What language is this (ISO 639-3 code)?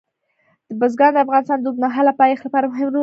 pus